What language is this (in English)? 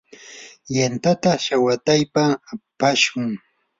Yanahuanca Pasco Quechua